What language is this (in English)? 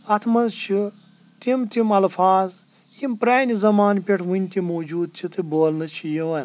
Kashmiri